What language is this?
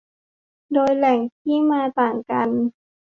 Thai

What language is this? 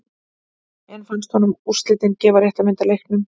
Icelandic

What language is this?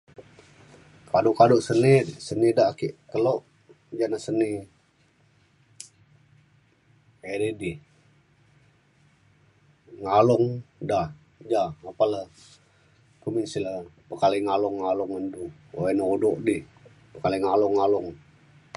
Mainstream Kenyah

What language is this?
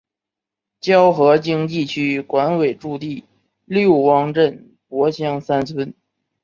Chinese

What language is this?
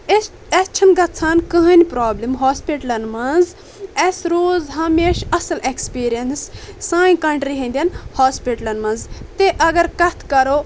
Kashmiri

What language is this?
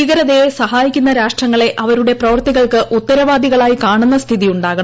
Malayalam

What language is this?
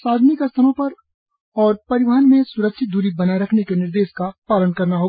Hindi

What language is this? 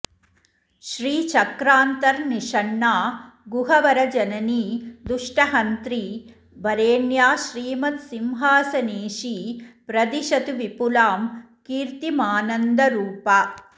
Sanskrit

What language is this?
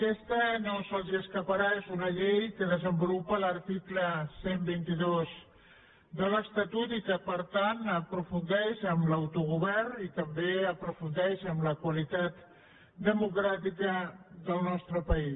Catalan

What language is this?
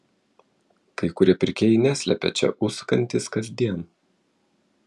Lithuanian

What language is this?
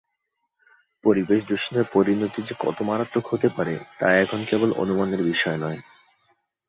Bangla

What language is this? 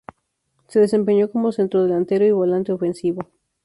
Spanish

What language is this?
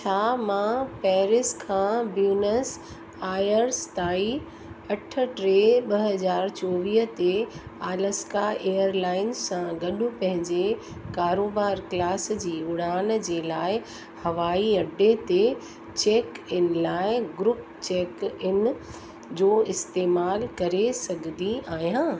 Sindhi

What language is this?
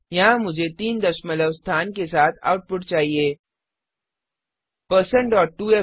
Hindi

